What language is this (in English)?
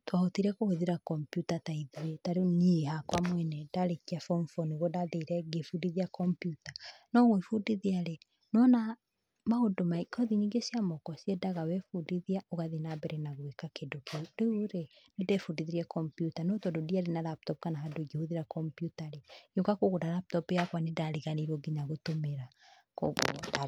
Kikuyu